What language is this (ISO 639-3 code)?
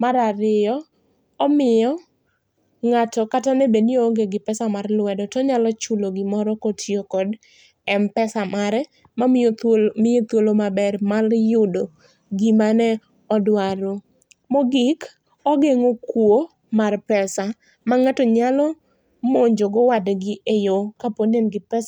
luo